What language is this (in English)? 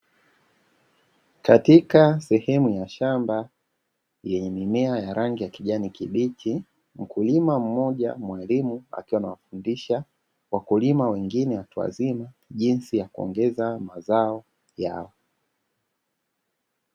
Swahili